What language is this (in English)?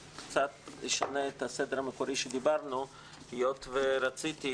Hebrew